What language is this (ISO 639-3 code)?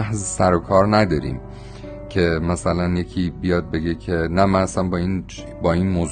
fas